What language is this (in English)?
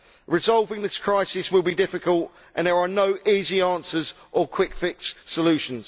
English